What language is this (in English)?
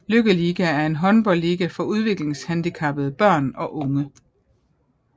Danish